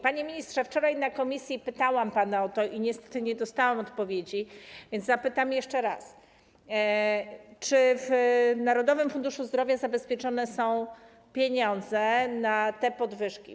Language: Polish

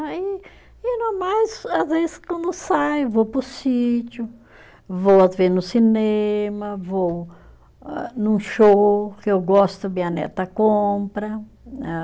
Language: Portuguese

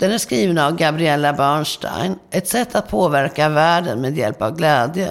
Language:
Swedish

